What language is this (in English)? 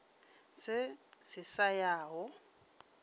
Northern Sotho